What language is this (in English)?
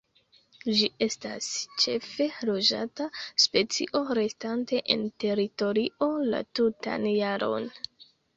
Esperanto